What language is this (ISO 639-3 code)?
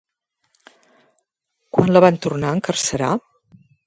cat